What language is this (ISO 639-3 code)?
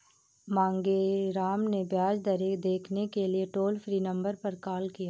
hin